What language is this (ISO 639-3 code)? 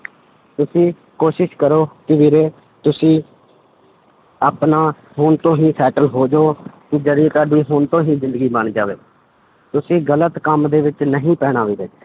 pan